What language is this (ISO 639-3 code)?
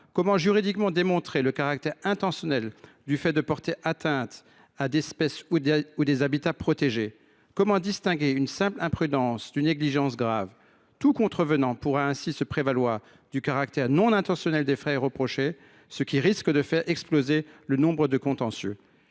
fra